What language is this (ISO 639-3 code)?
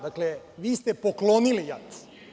srp